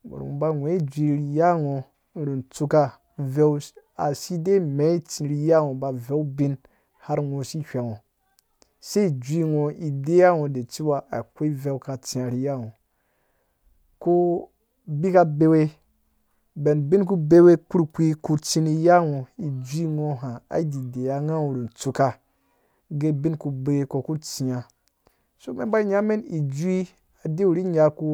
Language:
Dũya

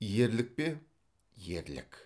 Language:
Kazakh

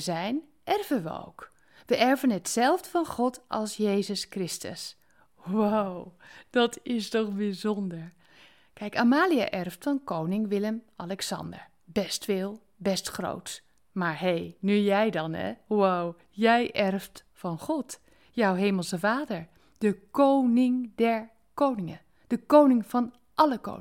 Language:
Dutch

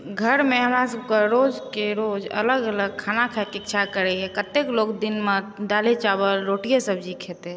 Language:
Maithili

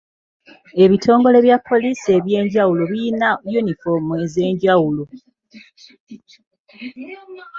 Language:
Ganda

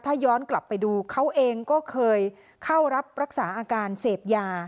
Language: Thai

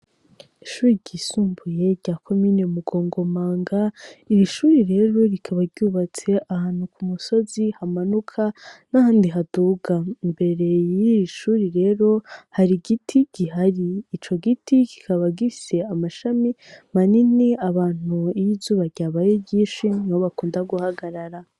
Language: Rundi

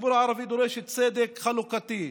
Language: Hebrew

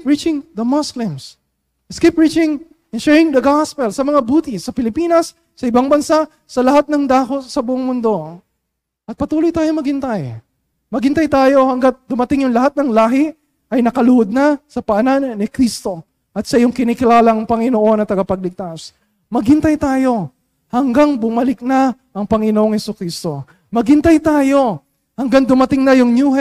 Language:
Filipino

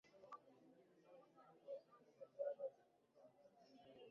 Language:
Swahili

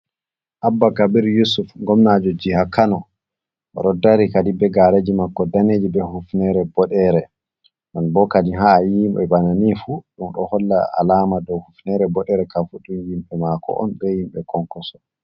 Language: Fula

